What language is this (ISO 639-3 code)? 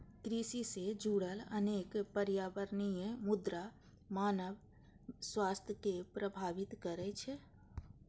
mai